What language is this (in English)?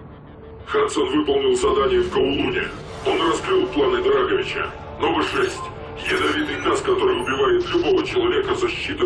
Russian